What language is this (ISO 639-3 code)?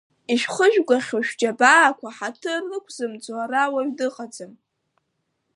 abk